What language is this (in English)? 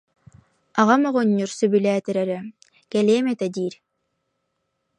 Yakut